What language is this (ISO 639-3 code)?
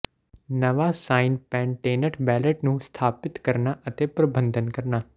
pan